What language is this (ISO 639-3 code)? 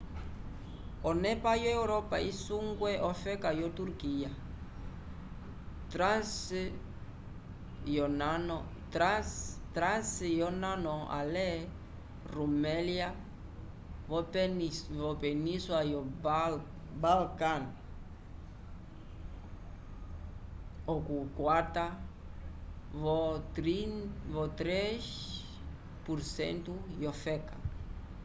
umb